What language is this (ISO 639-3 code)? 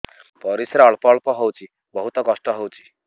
ori